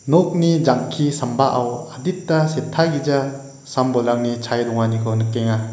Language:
Garo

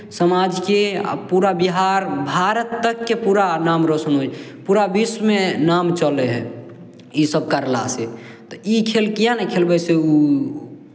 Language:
Maithili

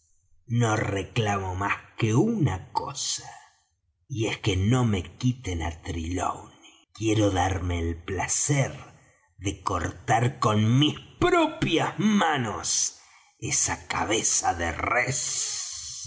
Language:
Spanish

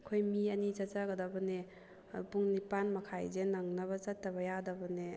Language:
Manipuri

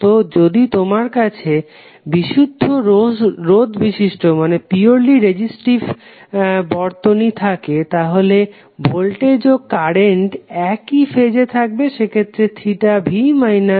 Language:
Bangla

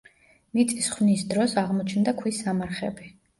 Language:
Georgian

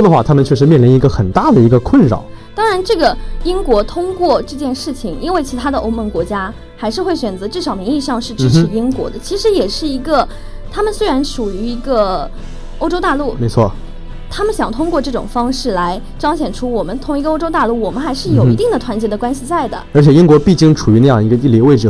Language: Chinese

